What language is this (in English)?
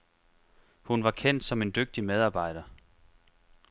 Danish